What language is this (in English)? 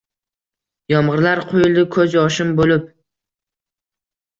Uzbek